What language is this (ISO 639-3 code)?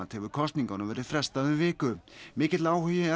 isl